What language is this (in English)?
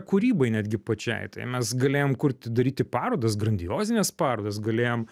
Lithuanian